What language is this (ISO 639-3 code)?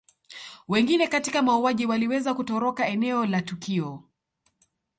swa